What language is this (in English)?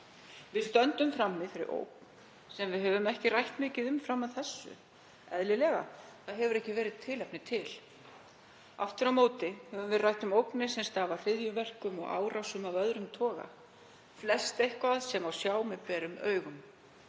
Icelandic